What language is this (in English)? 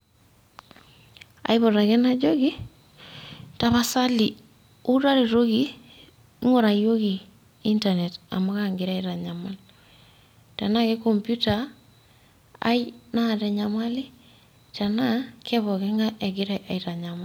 Masai